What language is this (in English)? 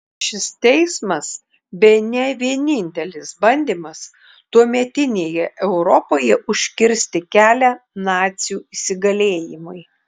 Lithuanian